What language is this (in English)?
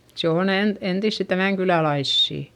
Finnish